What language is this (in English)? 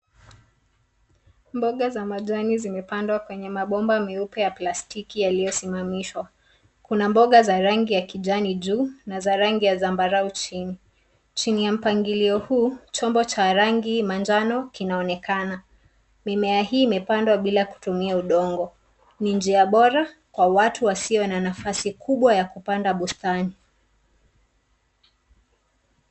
Swahili